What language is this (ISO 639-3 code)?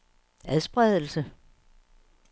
dan